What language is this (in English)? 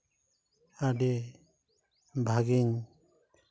Santali